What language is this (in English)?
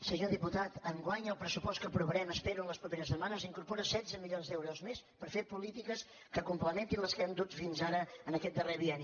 Catalan